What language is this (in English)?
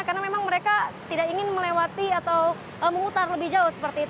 Indonesian